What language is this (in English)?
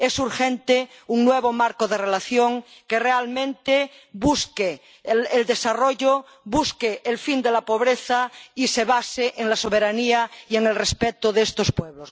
Spanish